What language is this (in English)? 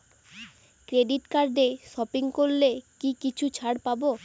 Bangla